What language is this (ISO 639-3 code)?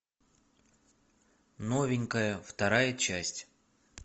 rus